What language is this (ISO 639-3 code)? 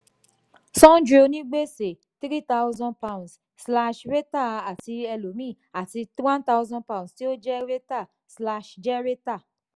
yor